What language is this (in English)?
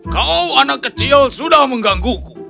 Indonesian